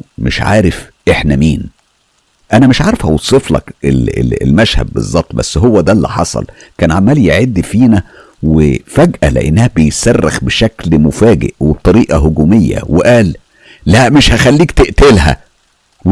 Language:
Arabic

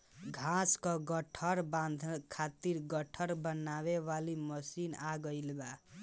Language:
Bhojpuri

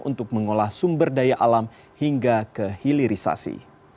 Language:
Indonesian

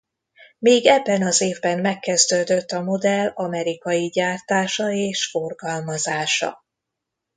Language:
Hungarian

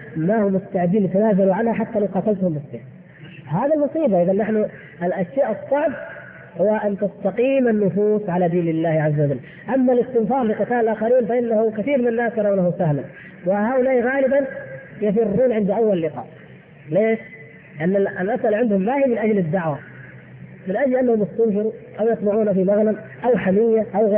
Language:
Arabic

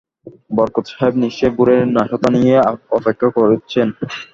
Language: Bangla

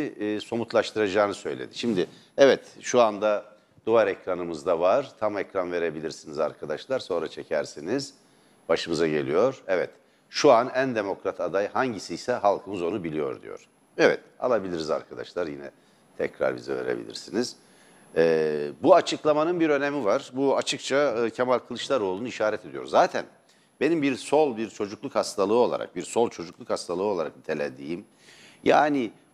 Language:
Turkish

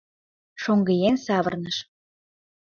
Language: Mari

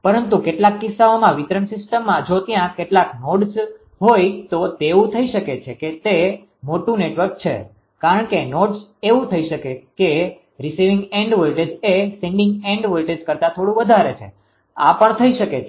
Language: Gujarati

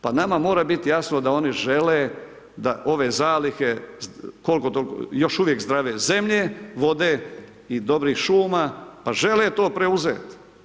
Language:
Croatian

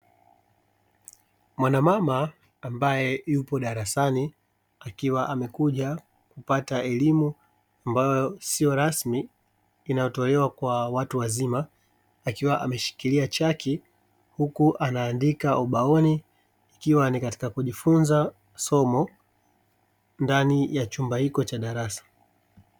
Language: Swahili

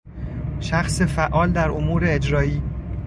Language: Persian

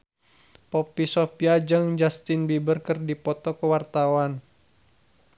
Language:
Sundanese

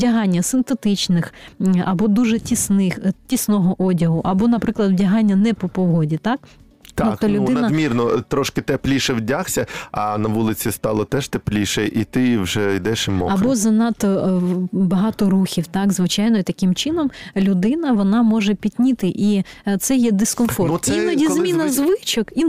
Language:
Ukrainian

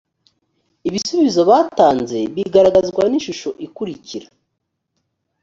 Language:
Kinyarwanda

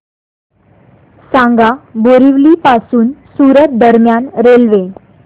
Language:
Marathi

